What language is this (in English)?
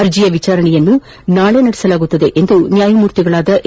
Kannada